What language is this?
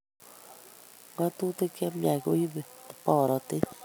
Kalenjin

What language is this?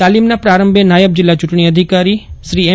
Gujarati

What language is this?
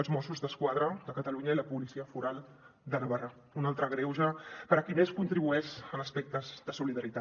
Catalan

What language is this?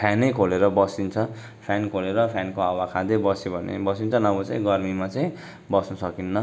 Nepali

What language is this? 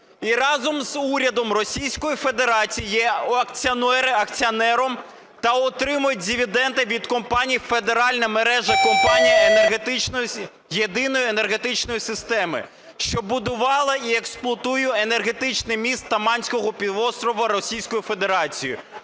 Ukrainian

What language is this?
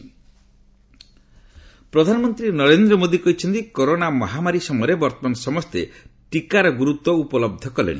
Odia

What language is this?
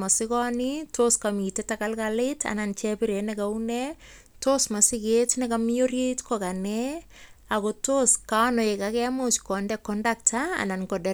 Kalenjin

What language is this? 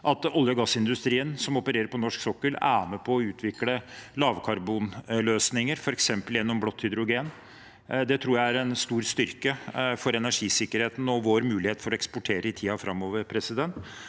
Norwegian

